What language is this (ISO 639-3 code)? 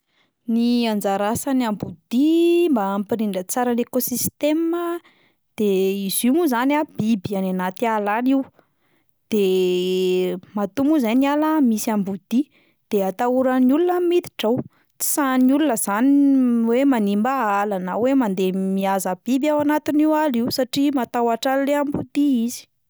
mlg